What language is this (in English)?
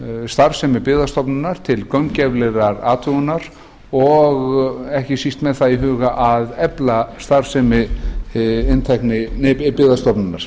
Icelandic